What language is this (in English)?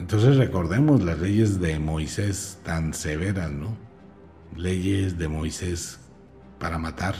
Spanish